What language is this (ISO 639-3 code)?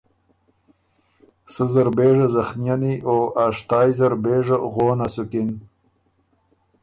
oru